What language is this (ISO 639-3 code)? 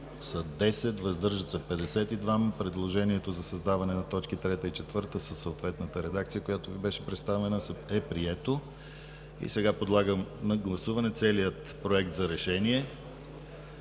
bul